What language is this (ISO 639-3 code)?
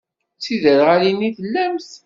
kab